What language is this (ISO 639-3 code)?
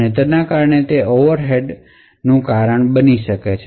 guj